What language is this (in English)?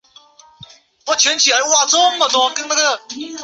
Chinese